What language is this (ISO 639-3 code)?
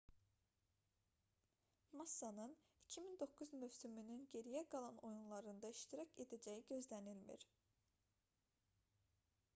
aze